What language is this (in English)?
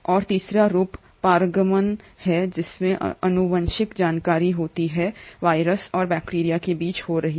Hindi